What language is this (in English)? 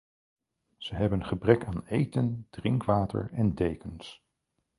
Dutch